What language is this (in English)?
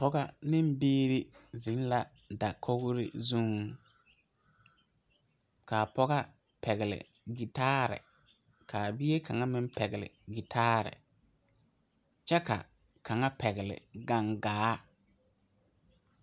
Southern Dagaare